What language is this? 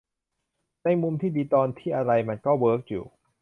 Thai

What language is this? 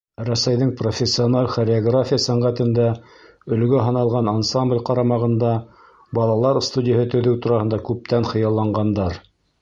Bashkir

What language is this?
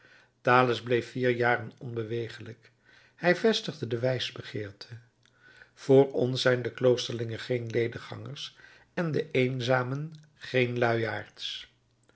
Dutch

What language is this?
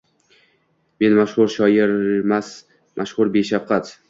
Uzbek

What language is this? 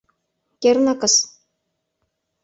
Mari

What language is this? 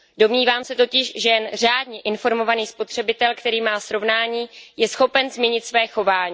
Czech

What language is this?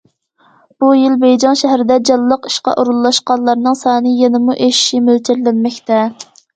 Uyghur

